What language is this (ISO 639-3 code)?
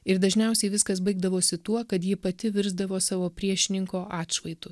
lit